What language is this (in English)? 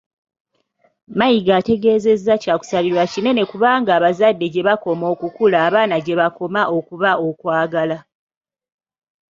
Ganda